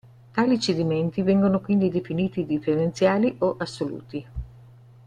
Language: Italian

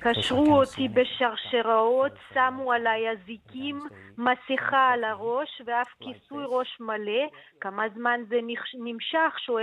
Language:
Hebrew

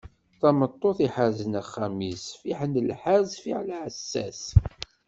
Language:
Kabyle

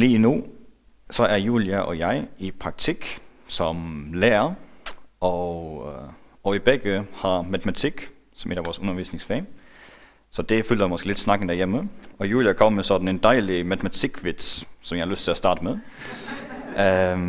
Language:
Danish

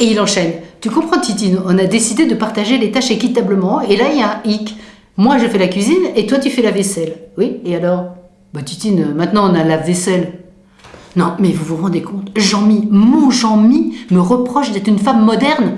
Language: French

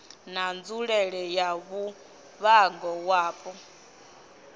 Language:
Venda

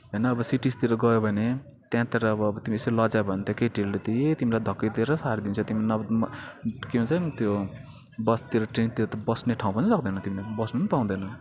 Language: Nepali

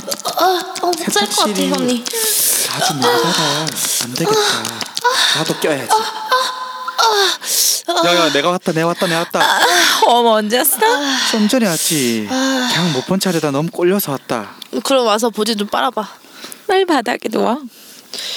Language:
Korean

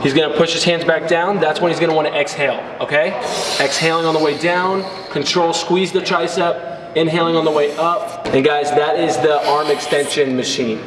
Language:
English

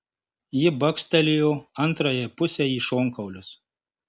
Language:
Lithuanian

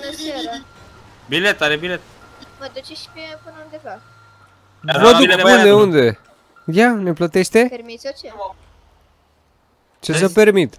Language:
Romanian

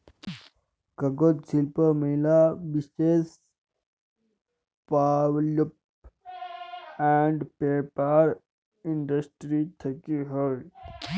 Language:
Bangla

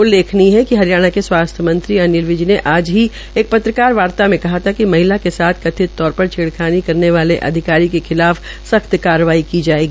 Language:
Hindi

